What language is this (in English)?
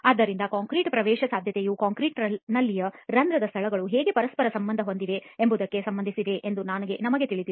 Kannada